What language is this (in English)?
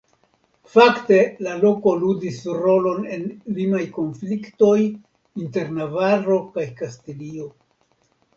Esperanto